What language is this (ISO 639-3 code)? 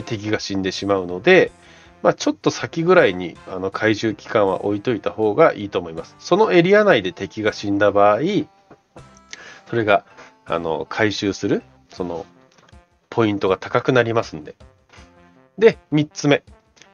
jpn